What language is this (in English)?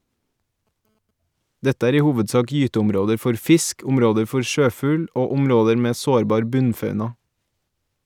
Norwegian